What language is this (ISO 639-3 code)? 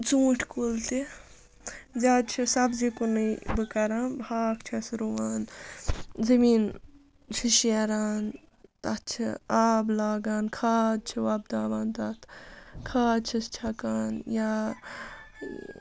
kas